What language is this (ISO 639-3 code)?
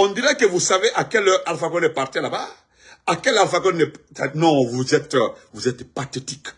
fra